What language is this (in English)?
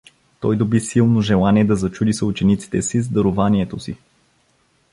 Bulgarian